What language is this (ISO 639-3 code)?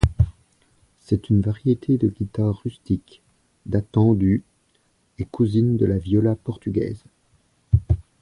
fra